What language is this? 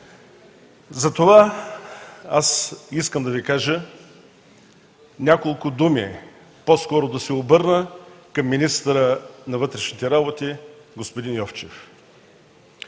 Bulgarian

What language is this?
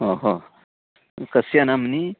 Sanskrit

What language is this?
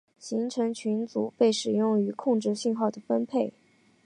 Chinese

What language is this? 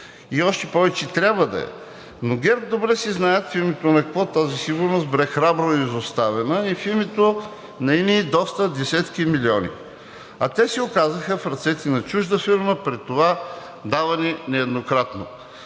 Bulgarian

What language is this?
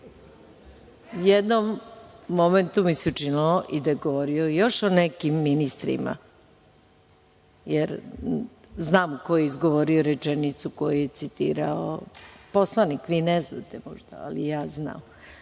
Serbian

